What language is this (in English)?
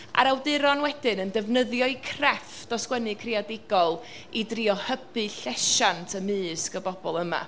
Welsh